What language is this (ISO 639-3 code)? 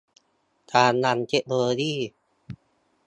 tha